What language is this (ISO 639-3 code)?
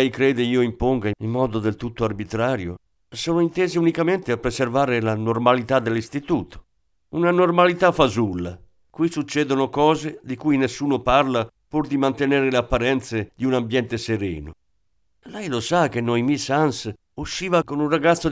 ita